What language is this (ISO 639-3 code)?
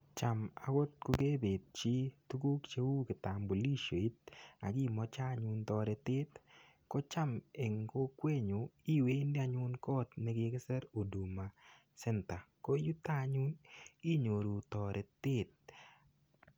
kln